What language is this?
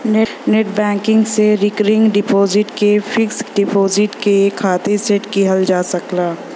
Bhojpuri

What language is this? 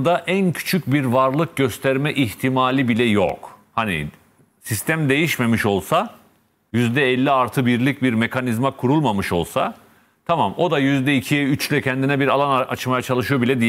Turkish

